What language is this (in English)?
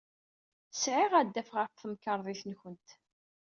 Kabyle